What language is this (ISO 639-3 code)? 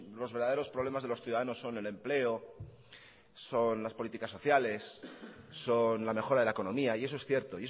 spa